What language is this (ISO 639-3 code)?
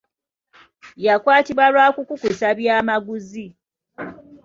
lug